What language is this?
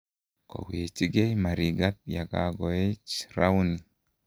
Kalenjin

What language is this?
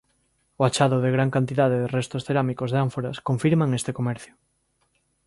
Galician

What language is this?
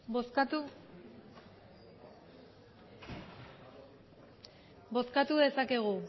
Basque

